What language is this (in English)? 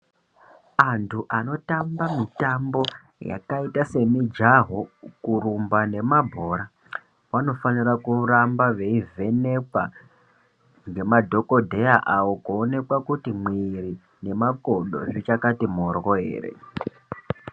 Ndau